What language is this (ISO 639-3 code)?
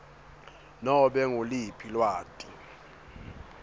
ssw